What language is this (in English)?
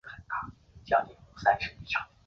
Chinese